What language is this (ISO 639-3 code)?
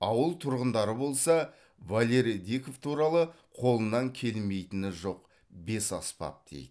kaz